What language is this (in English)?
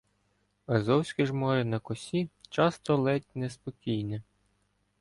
Ukrainian